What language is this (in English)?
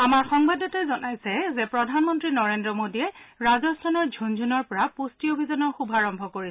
Assamese